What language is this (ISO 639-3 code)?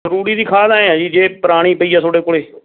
pan